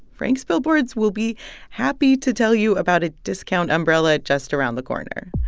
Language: English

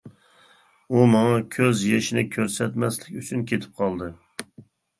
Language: Uyghur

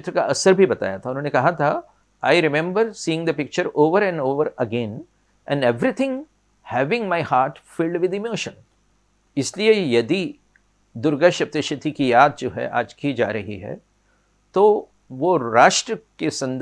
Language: Hindi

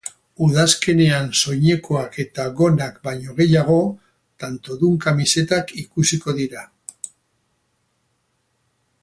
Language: Basque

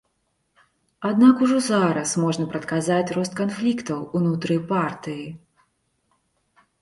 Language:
Belarusian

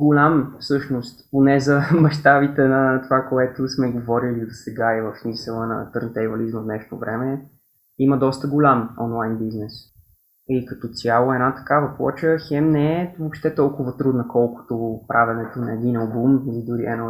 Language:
Bulgarian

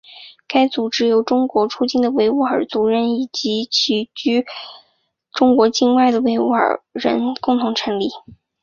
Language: Chinese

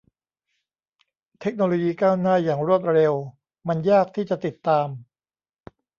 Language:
Thai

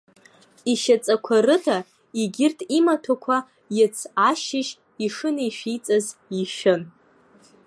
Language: Abkhazian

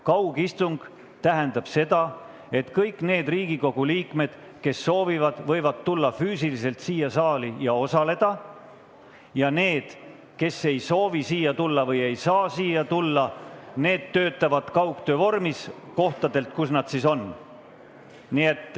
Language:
Estonian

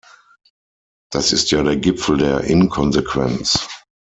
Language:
German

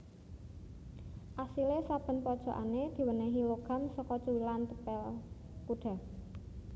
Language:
Javanese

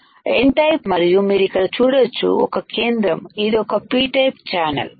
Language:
Telugu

